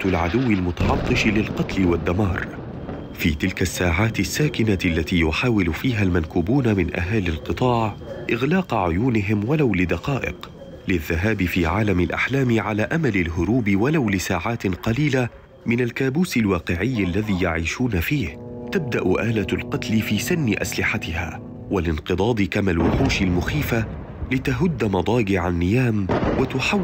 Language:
Arabic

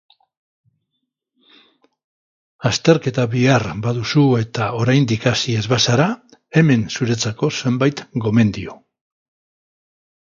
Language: Basque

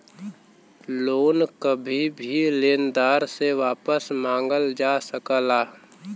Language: Bhojpuri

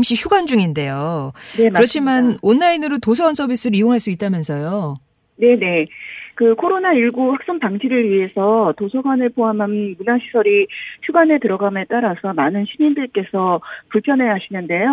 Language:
Korean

